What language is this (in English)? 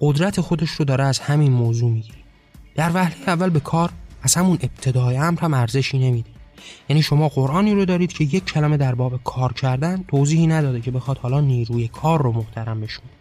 Persian